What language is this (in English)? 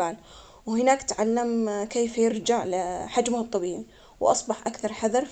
Omani Arabic